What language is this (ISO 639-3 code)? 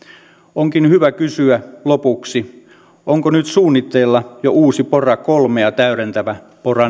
fin